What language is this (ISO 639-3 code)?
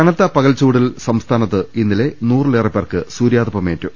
mal